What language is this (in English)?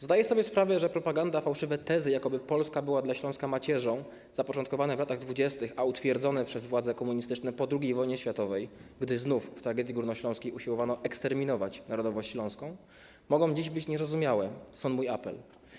Polish